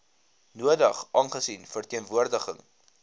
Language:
Afrikaans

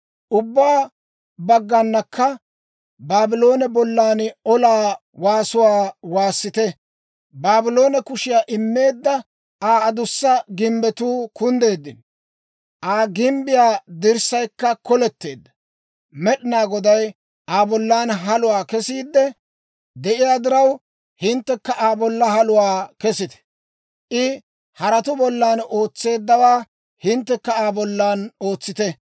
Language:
Dawro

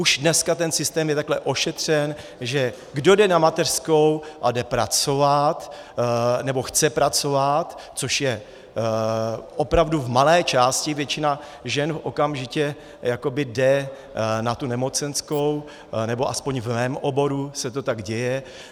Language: Czech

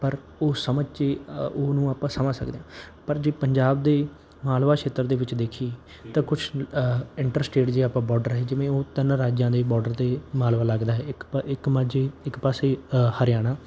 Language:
Punjabi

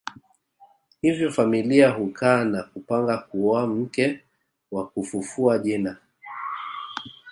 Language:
Swahili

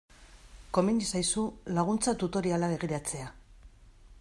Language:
Basque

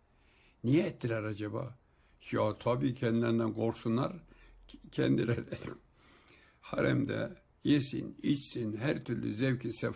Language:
Turkish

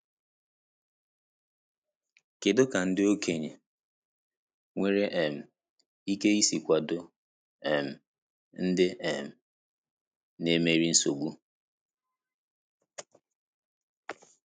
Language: Igbo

